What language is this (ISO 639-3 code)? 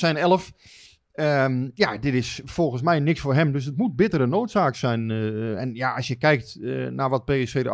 nld